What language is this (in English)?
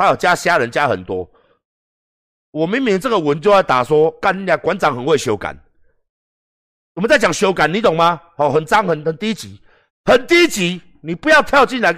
Chinese